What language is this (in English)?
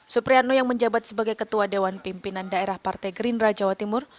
Indonesian